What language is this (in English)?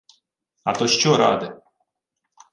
Ukrainian